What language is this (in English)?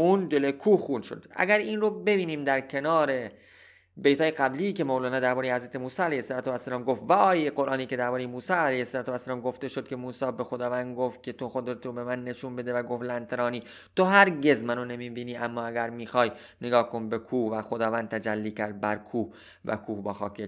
Persian